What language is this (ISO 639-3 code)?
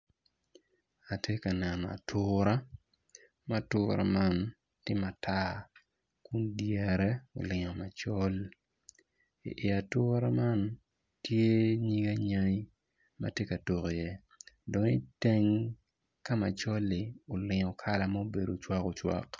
ach